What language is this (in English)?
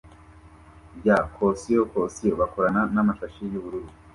Kinyarwanda